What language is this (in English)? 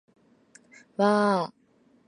Japanese